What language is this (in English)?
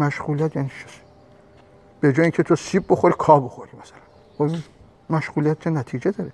Persian